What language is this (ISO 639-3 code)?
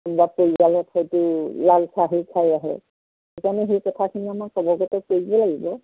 asm